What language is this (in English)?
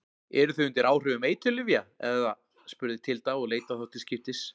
Icelandic